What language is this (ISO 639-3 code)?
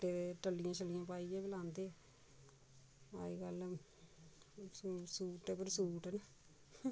doi